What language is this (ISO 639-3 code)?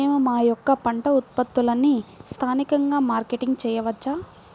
tel